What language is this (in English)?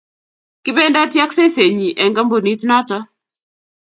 Kalenjin